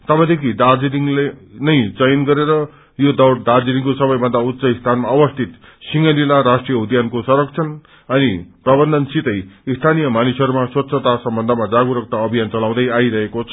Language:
Nepali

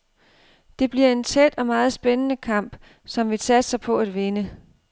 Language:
Danish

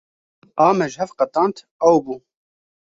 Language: Kurdish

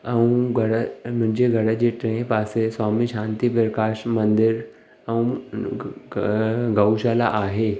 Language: Sindhi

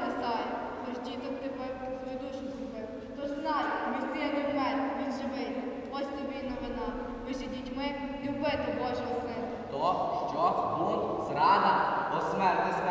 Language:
Ukrainian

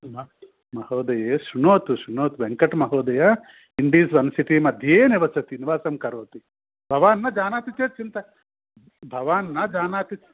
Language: Sanskrit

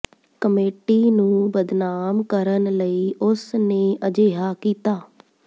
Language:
Punjabi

